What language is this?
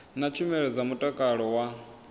Venda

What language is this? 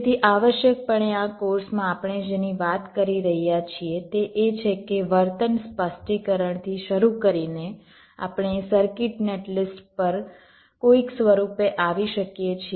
Gujarati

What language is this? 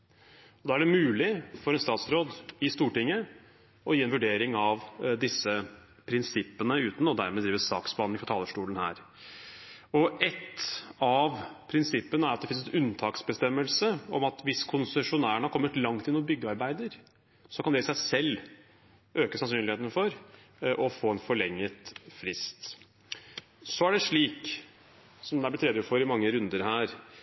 Norwegian Bokmål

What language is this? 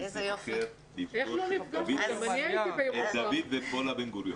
Hebrew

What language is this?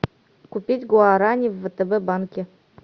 Russian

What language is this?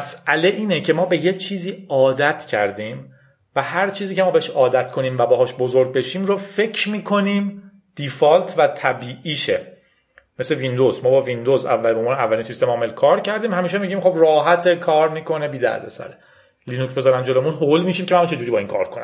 Persian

